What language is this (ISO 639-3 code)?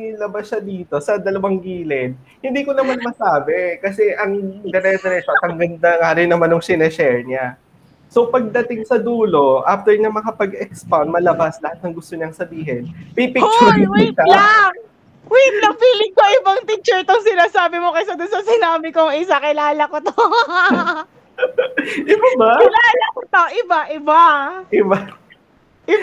fil